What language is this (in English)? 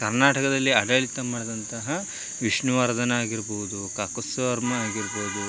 Kannada